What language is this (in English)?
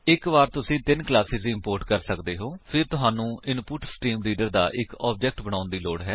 Punjabi